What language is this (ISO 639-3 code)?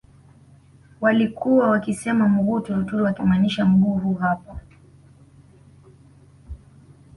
swa